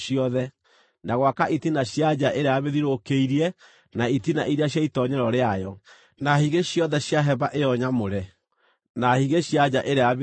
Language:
Kikuyu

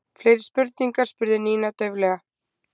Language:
Icelandic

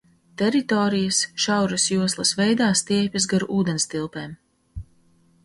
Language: Latvian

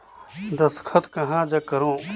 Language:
Chhattisgarhi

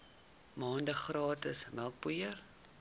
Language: Afrikaans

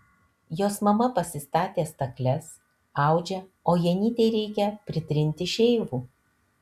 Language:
Lithuanian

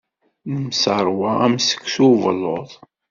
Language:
Kabyle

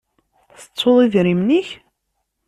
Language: Kabyle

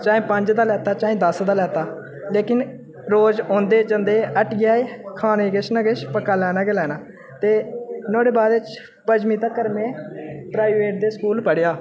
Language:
Dogri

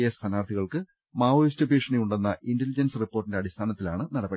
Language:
Malayalam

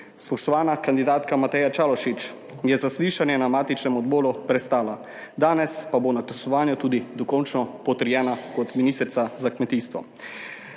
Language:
Slovenian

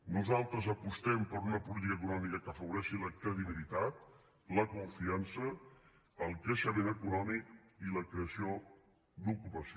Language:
Catalan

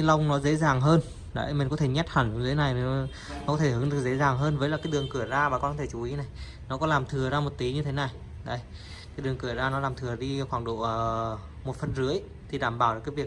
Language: Vietnamese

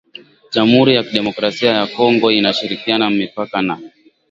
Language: Swahili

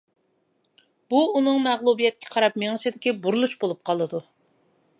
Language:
Uyghur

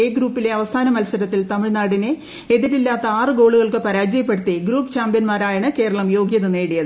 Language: Malayalam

